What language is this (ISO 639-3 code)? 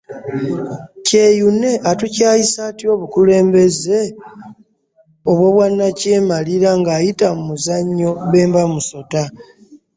lug